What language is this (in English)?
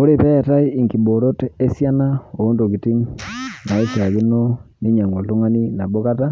Masai